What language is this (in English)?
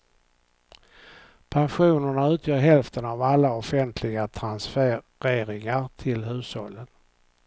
Swedish